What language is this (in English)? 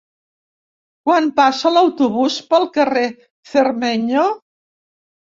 Catalan